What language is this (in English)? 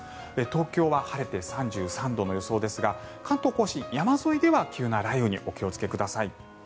Japanese